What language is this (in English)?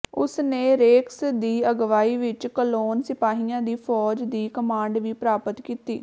Punjabi